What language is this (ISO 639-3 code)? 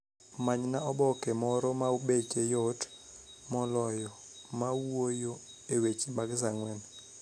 luo